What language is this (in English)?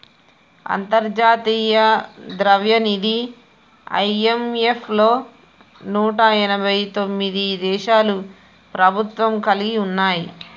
Telugu